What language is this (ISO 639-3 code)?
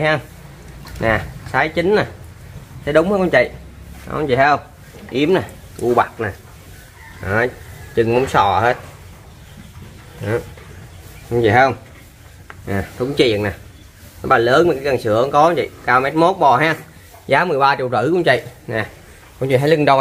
vie